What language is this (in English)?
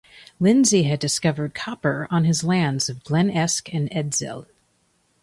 English